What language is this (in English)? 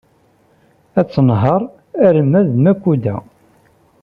Kabyle